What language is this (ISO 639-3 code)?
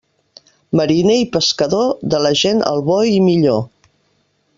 cat